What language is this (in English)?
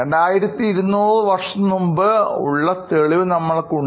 Malayalam